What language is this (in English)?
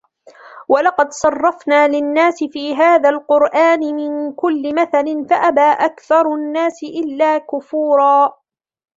Arabic